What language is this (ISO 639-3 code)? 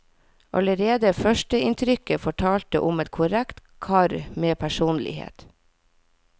nor